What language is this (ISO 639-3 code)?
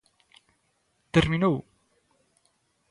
glg